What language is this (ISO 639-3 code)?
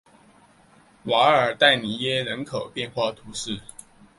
zho